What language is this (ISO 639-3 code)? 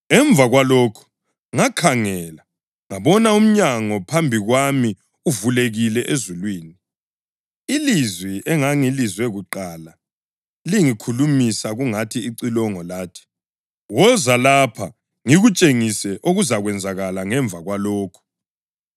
nde